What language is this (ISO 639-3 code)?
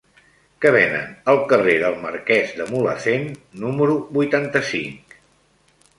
cat